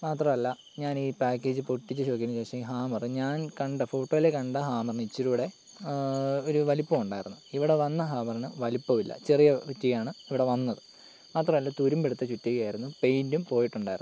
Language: Malayalam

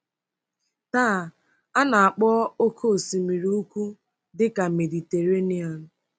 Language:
Igbo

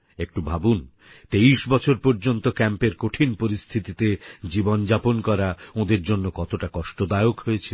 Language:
Bangla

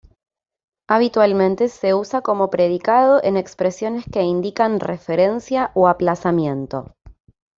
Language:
Spanish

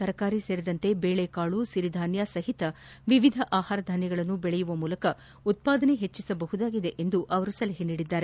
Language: Kannada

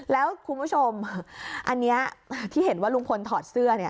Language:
Thai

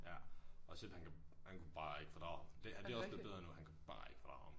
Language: Danish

